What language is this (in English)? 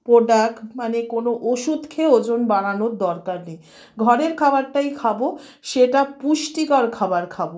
Bangla